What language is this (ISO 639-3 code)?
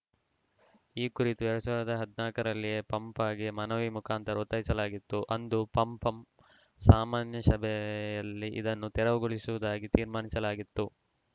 kan